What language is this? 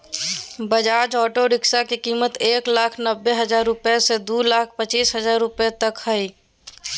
Magahi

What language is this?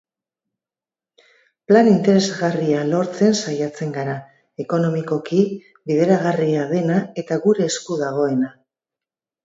Basque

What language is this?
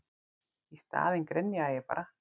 Icelandic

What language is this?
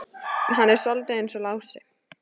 Icelandic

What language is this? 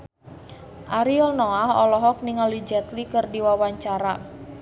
Sundanese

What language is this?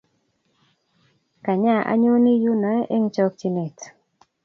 Kalenjin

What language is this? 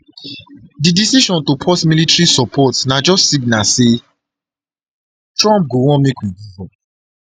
Nigerian Pidgin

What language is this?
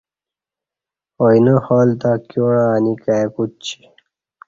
Kati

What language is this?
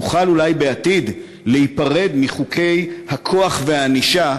Hebrew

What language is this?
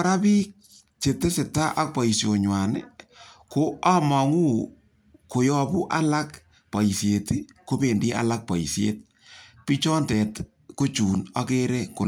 Kalenjin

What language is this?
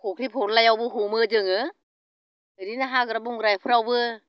Bodo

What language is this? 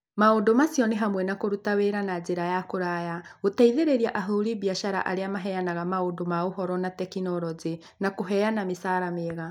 Kikuyu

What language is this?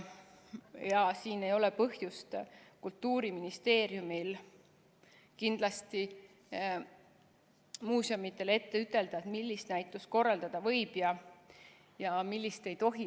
Estonian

